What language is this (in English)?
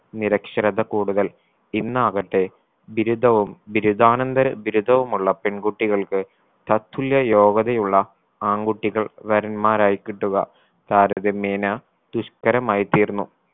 Malayalam